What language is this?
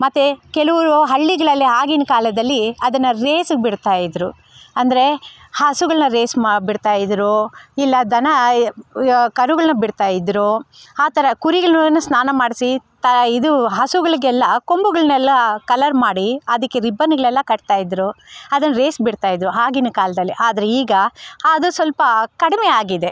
Kannada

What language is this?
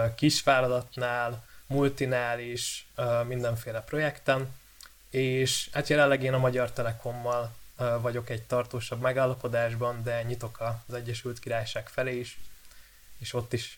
Hungarian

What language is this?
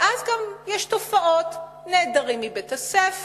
Hebrew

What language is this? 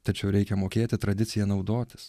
Lithuanian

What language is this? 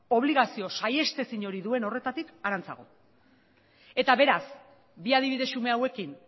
Basque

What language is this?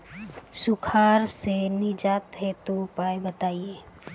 Bhojpuri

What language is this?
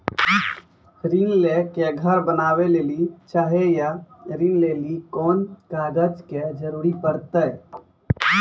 Maithili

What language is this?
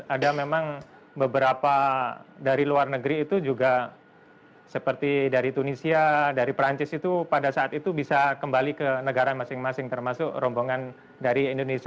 Indonesian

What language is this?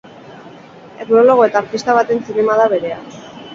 Basque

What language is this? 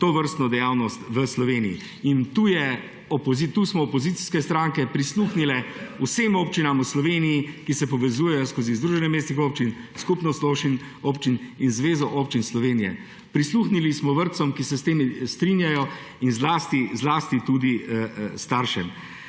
Slovenian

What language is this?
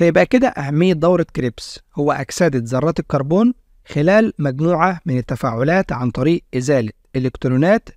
Arabic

